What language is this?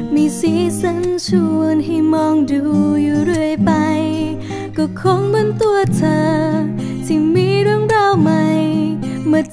Thai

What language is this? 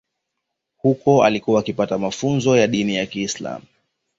Swahili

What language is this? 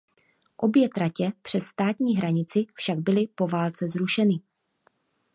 Czech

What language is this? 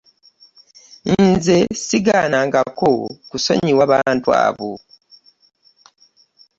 Ganda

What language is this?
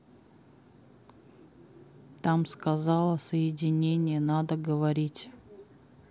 Russian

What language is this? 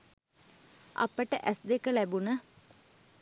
Sinhala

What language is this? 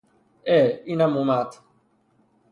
Persian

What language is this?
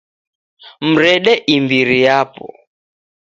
Taita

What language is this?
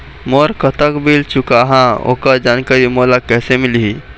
Chhattisgarhi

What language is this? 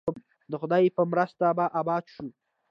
Pashto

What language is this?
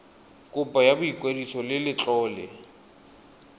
Tswana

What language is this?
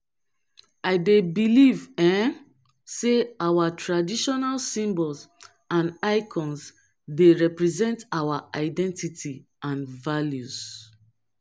Nigerian Pidgin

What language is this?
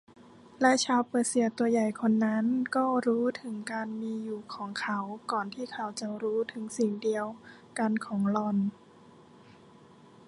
Thai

